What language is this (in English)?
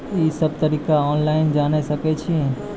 Maithili